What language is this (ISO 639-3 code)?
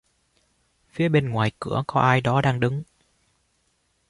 vie